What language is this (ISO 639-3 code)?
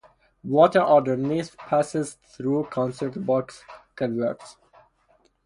eng